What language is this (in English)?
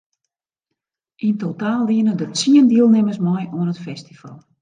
Western Frisian